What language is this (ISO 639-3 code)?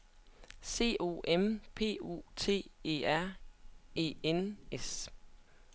dan